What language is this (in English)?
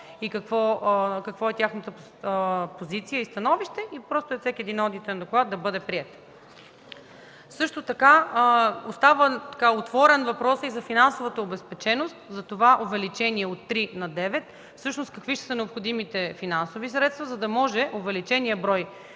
Bulgarian